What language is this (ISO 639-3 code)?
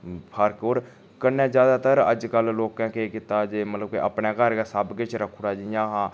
doi